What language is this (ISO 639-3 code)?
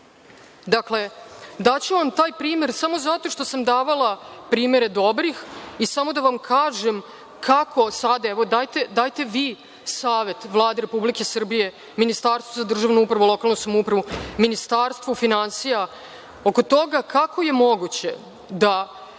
srp